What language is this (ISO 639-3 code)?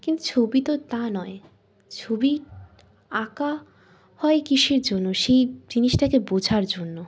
ben